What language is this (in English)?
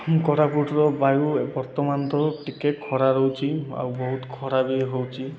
Odia